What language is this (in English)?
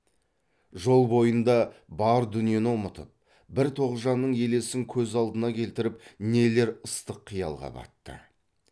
Kazakh